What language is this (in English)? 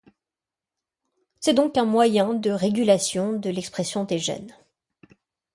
French